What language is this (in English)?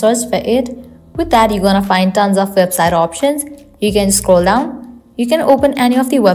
English